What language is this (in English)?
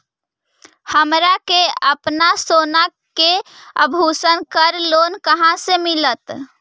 Magahi